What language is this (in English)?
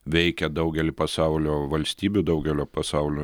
Lithuanian